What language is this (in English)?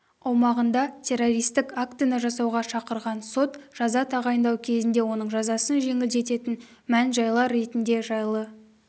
Kazakh